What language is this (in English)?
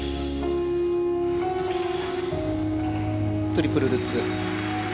Japanese